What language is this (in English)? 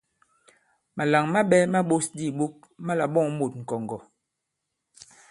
Bankon